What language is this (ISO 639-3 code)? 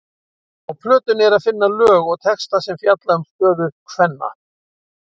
isl